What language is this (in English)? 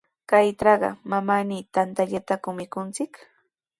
Sihuas Ancash Quechua